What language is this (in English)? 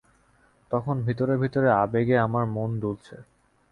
Bangla